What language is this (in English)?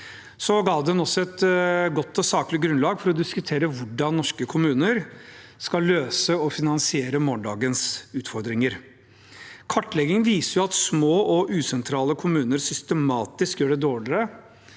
Norwegian